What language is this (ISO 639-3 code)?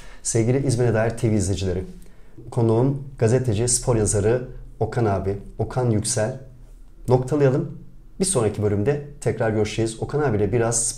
tur